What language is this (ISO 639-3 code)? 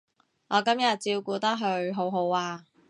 yue